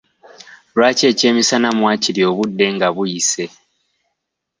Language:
Ganda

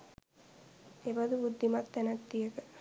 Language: Sinhala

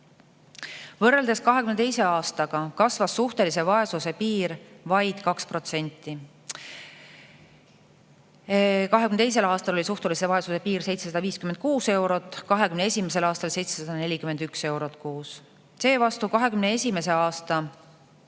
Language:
Estonian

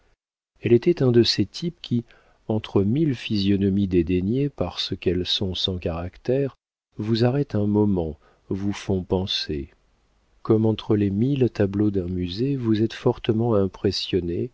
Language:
French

